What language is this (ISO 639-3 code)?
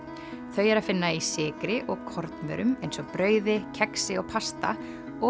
isl